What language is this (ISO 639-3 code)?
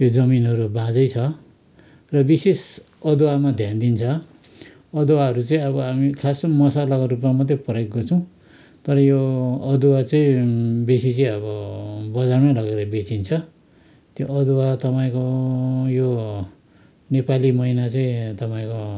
nep